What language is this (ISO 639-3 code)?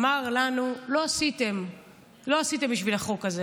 heb